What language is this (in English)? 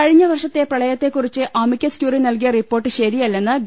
Malayalam